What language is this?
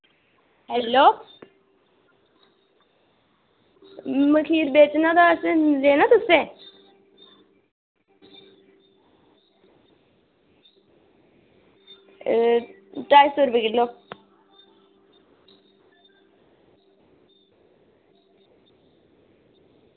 Dogri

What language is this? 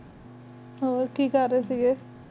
Punjabi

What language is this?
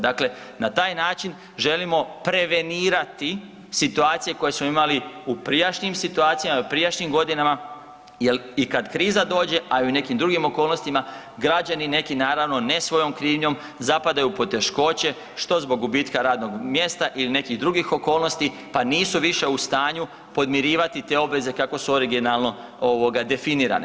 Croatian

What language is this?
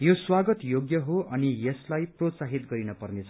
Nepali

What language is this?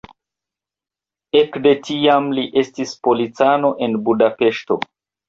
Esperanto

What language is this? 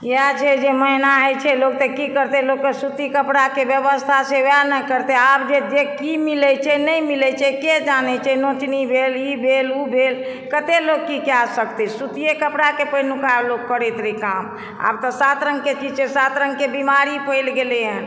Maithili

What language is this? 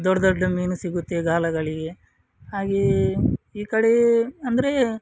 Kannada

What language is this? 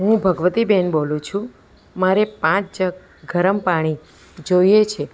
Gujarati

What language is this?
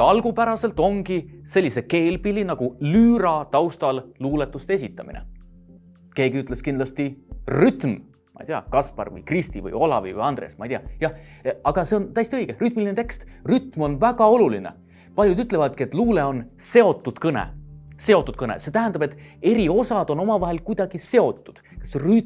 Estonian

